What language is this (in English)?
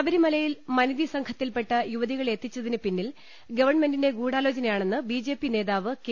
Malayalam